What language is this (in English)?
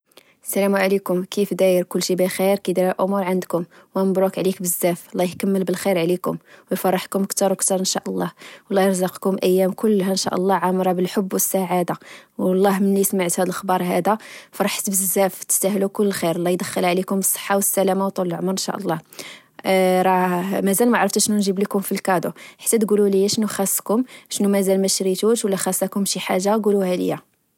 Moroccan Arabic